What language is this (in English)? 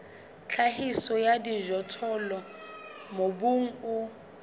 Southern Sotho